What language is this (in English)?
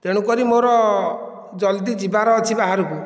Odia